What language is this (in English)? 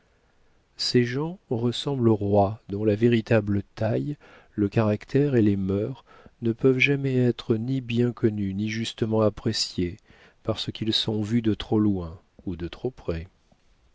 French